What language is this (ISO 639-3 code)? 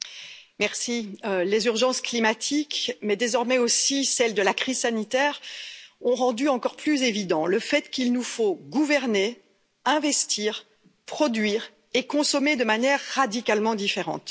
fra